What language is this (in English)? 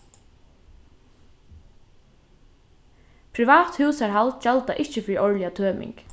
Faroese